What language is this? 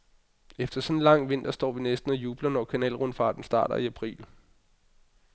Danish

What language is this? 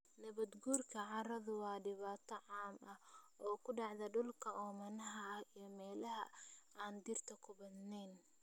Somali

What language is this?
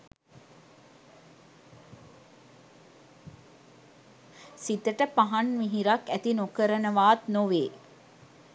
Sinhala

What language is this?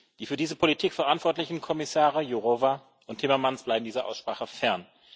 German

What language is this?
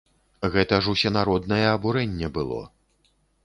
Belarusian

